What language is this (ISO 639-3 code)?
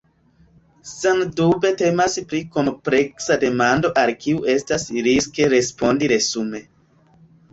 epo